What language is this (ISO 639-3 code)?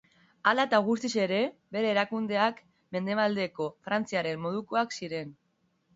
eus